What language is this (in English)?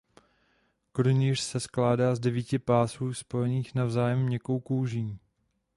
Czech